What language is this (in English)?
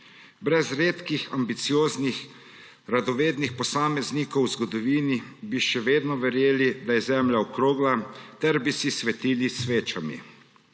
Slovenian